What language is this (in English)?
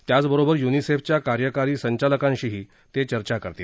Marathi